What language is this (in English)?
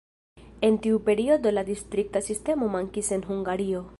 Esperanto